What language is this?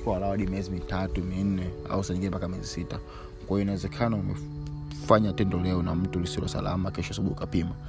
Swahili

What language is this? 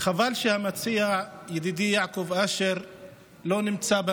Hebrew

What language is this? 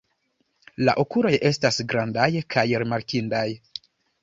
Esperanto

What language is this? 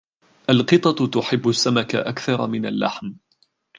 Arabic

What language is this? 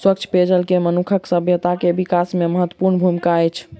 Maithili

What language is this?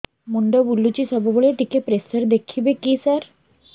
Odia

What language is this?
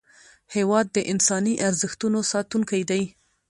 Pashto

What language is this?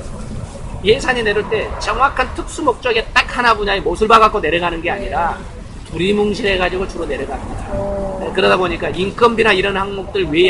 Korean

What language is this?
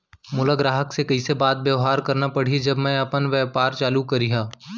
Chhattisgarhi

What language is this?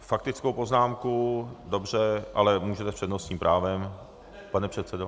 Czech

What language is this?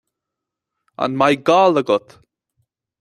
Irish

